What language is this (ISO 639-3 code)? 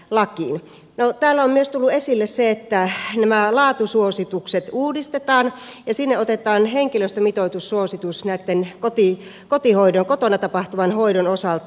fin